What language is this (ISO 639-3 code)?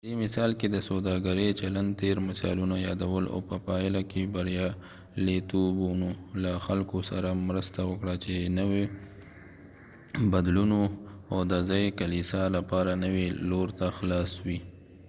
pus